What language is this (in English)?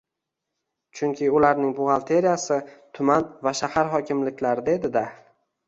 Uzbek